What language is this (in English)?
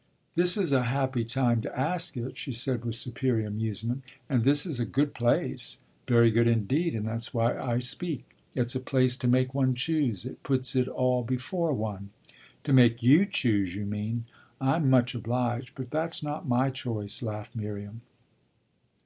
English